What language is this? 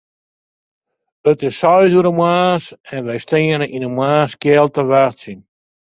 Western Frisian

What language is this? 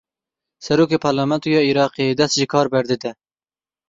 Kurdish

